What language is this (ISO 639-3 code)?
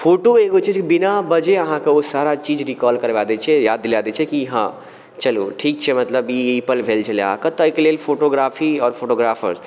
mai